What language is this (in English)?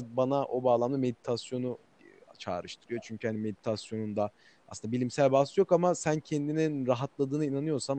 Turkish